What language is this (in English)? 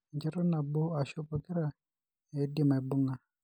Masai